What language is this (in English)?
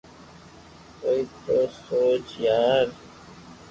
Loarki